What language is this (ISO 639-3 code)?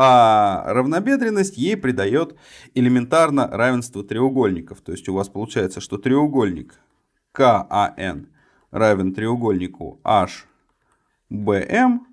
rus